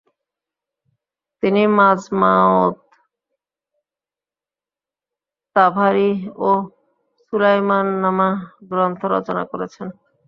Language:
Bangla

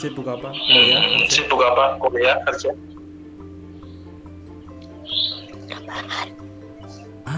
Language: Indonesian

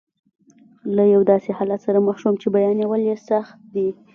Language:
Pashto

